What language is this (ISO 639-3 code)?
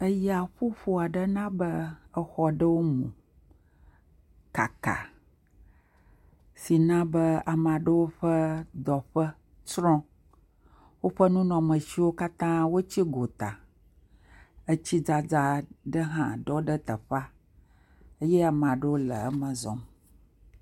ewe